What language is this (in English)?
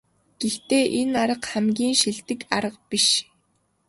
Mongolian